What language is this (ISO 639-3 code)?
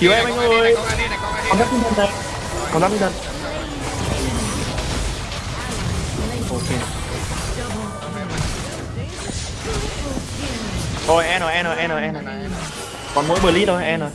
vie